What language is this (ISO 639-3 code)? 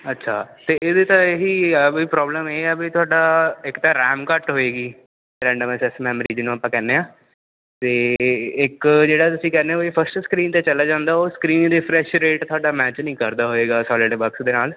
pan